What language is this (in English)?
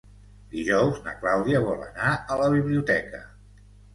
Catalan